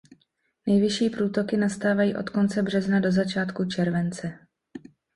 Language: Czech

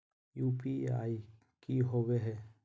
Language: Magahi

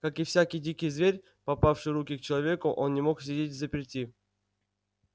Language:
Russian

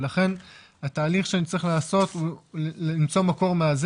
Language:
Hebrew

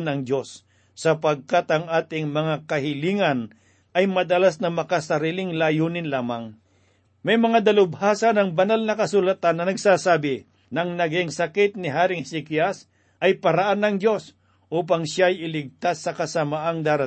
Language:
Filipino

